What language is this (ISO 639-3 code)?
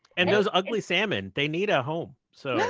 eng